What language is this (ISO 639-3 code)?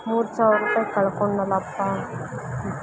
kan